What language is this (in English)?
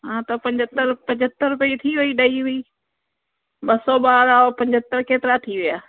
Sindhi